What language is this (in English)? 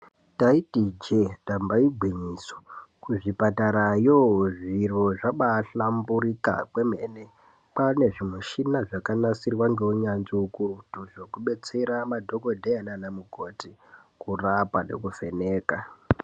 Ndau